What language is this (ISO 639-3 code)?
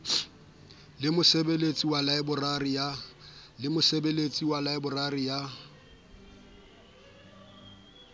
sot